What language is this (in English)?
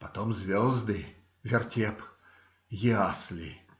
Russian